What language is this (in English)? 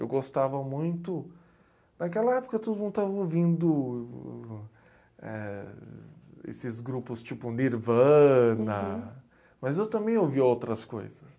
Portuguese